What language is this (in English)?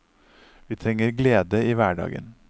Norwegian